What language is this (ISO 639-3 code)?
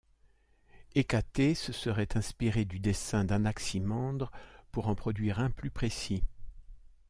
fra